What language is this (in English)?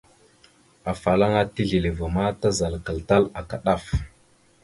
Mada (Cameroon)